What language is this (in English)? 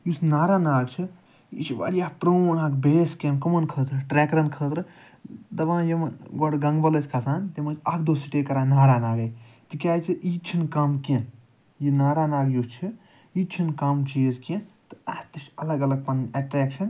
Kashmiri